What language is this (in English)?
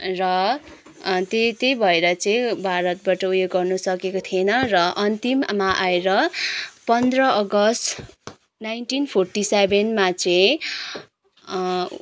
Nepali